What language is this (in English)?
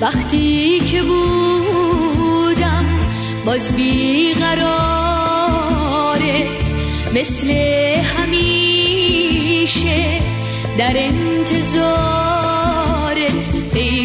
Persian